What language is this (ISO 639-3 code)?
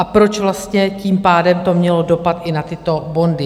ces